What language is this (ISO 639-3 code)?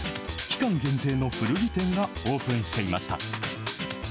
jpn